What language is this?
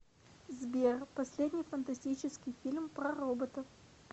Russian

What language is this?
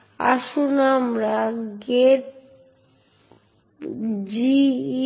Bangla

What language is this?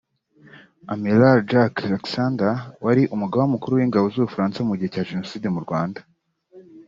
Kinyarwanda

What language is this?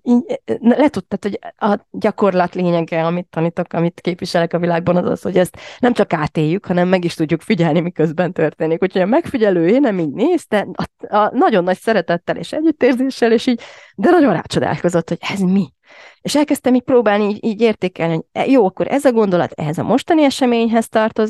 Hungarian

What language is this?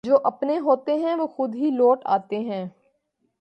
Urdu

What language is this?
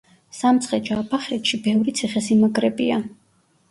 Georgian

